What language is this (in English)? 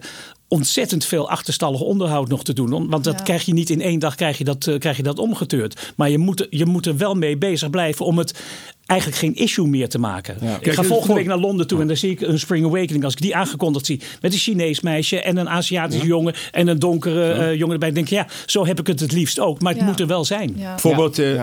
Dutch